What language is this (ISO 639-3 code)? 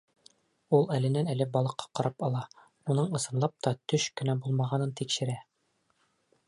bak